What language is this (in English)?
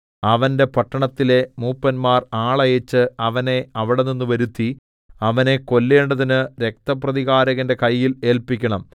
Malayalam